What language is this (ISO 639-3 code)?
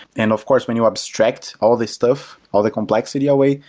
eng